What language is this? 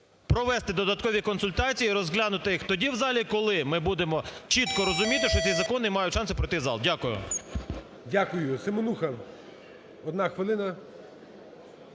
Ukrainian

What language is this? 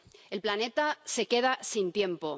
Spanish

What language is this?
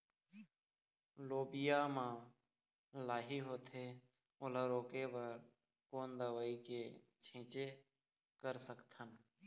Chhattisgarhi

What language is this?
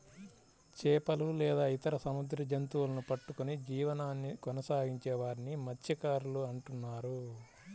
Telugu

